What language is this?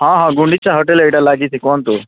Odia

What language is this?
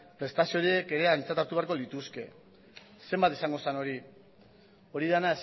Basque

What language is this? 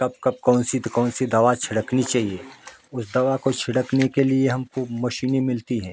Hindi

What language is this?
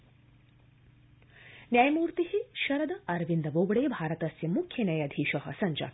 Sanskrit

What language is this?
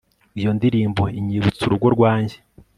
Kinyarwanda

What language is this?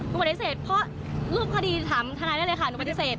Thai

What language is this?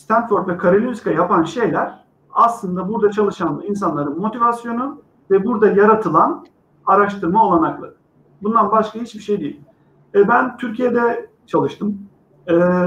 Turkish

